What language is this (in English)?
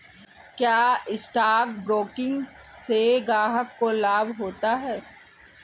Hindi